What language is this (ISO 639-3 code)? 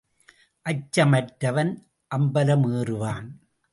tam